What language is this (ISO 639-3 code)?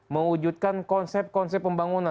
ind